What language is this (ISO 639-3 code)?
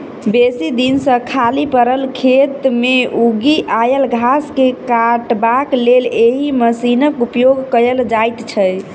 mai